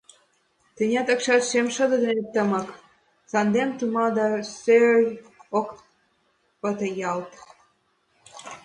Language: Mari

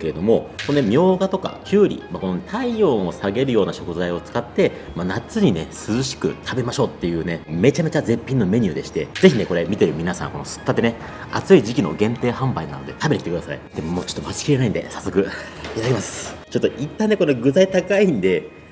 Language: Japanese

